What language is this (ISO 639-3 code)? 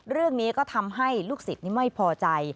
tha